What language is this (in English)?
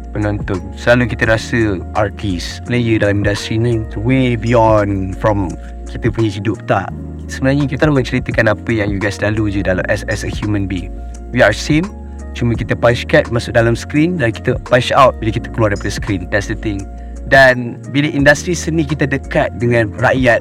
Malay